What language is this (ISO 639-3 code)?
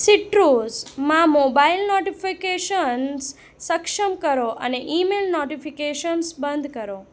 guj